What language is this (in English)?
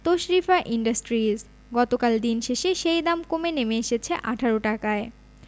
Bangla